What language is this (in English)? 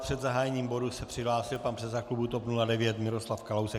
Czech